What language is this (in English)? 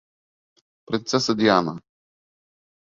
Bashkir